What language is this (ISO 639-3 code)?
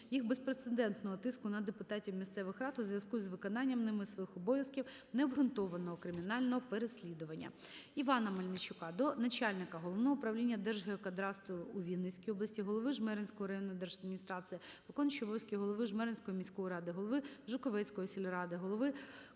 ukr